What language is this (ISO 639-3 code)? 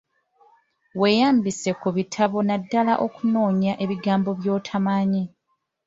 lug